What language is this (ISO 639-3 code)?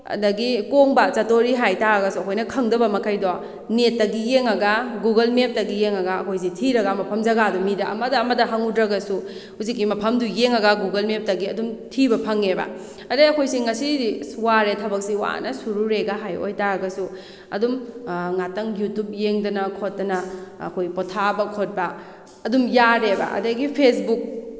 mni